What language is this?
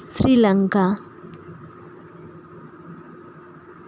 Santali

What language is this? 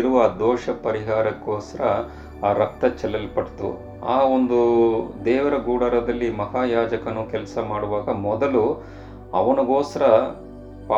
Kannada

